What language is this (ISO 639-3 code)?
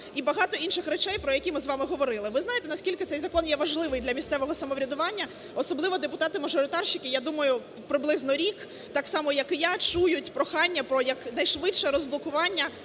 ukr